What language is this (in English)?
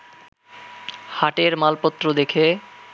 Bangla